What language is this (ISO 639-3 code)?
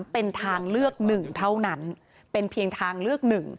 tha